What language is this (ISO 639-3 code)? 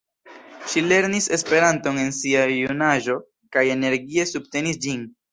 epo